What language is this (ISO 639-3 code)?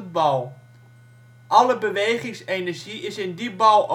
nld